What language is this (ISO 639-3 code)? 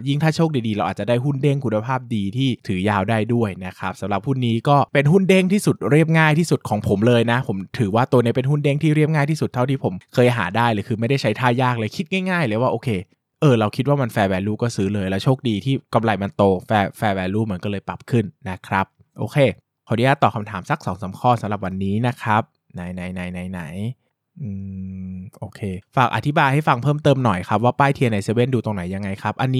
tha